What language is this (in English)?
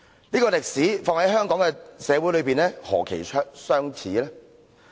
Cantonese